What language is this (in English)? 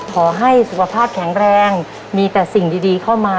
Thai